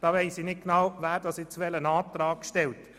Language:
Swiss German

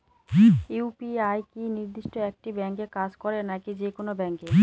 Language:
Bangla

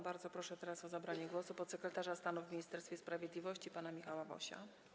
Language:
Polish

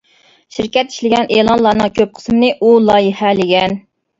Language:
Uyghur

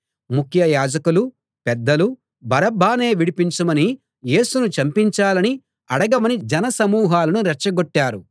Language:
Telugu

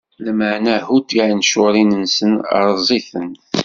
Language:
Kabyle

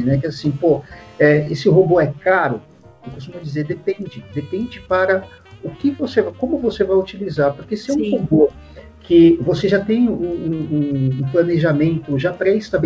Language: Portuguese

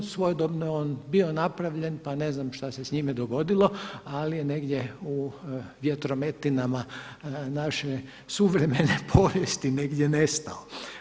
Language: Croatian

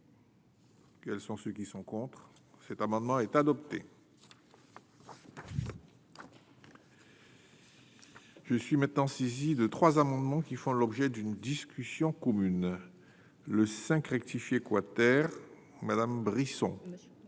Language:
French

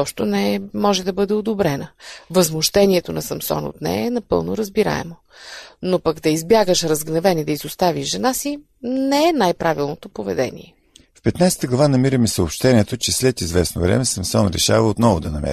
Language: Bulgarian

